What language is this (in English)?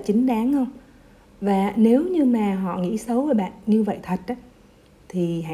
Vietnamese